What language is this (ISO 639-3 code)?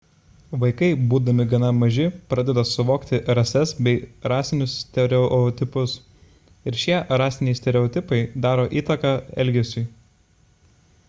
lit